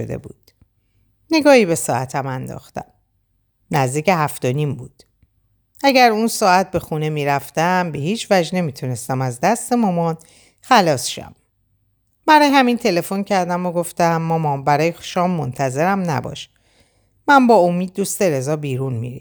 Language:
Persian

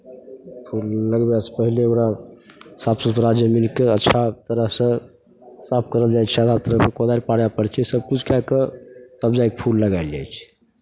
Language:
Maithili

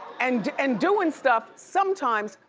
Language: English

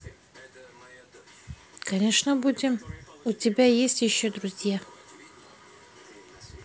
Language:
Russian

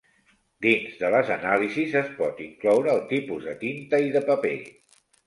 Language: Catalan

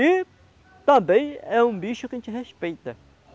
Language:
Portuguese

